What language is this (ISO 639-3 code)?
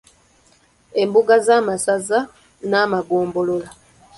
lug